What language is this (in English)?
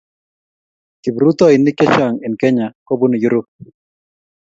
Kalenjin